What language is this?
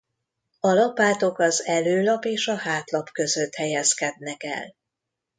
Hungarian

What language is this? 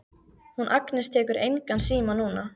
Icelandic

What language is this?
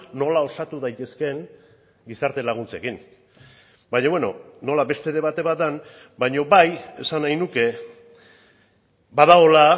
Basque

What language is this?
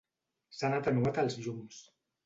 Catalan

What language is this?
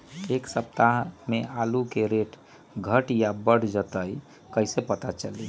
Magahi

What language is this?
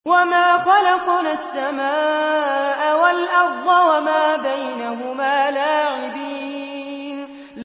Arabic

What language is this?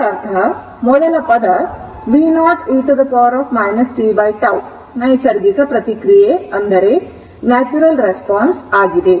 Kannada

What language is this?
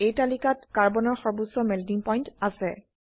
Assamese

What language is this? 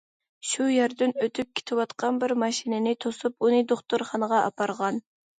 Uyghur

